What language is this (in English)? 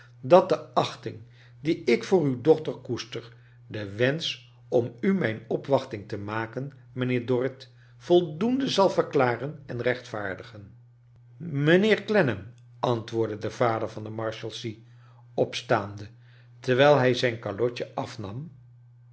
Dutch